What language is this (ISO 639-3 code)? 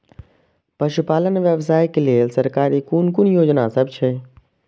mai